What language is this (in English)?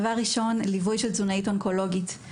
Hebrew